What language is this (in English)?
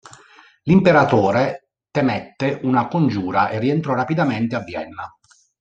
Italian